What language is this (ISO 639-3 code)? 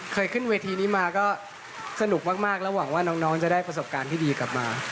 tha